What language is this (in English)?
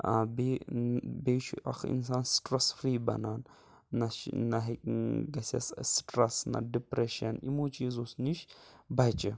Kashmiri